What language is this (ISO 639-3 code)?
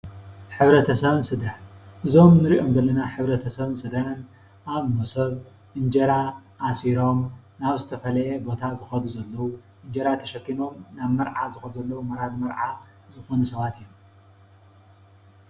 tir